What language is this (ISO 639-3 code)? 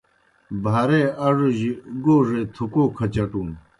plk